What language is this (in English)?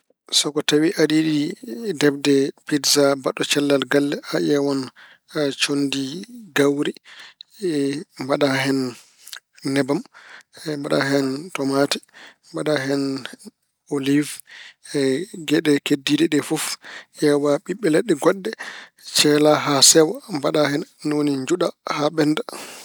Fula